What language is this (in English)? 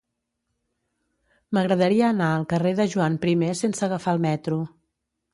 Catalan